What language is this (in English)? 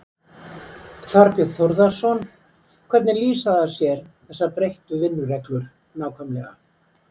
Icelandic